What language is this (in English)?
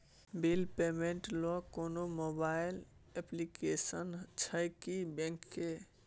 Maithili